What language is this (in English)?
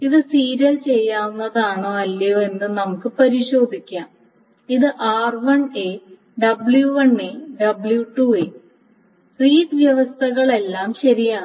Malayalam